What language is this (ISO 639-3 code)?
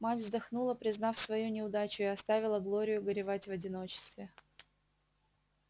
rus